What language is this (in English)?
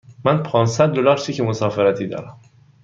Persian